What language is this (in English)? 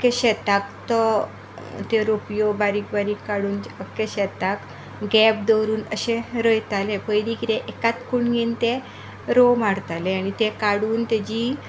Konkani